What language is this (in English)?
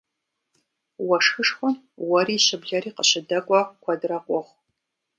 Kabardian